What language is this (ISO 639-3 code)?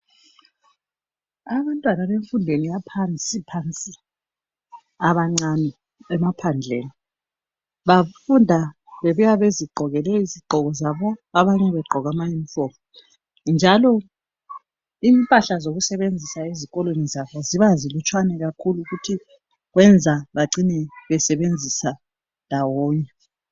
nde